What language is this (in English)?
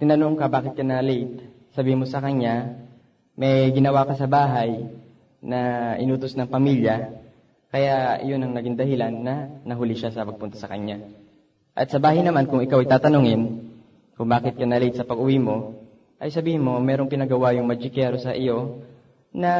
Filipino